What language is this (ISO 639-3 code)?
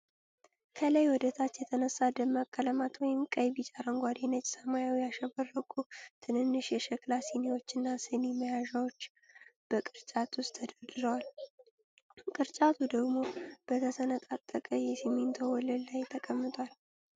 amh